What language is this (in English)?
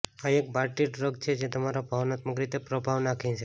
Gujarati